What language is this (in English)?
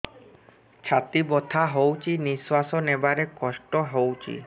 Odia